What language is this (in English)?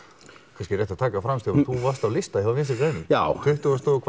Icelandic